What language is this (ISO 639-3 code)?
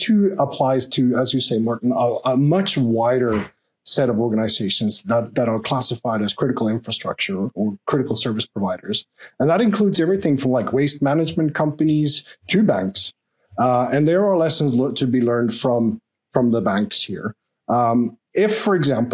eng